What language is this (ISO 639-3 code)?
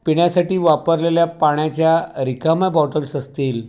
mar